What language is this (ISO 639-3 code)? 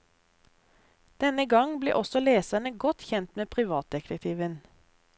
nor